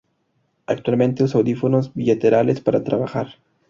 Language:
Spanish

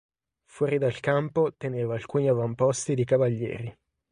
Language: Italian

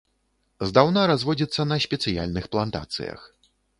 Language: Belarusian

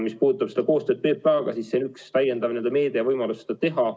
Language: Estonian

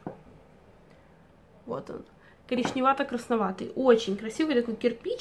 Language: Russian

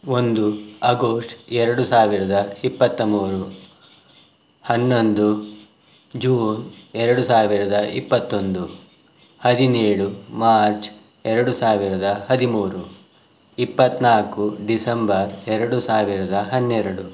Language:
Kannada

